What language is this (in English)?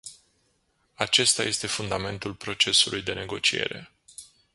Romanian